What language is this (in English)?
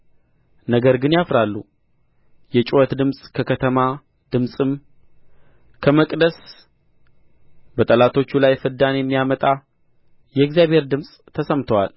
Amharic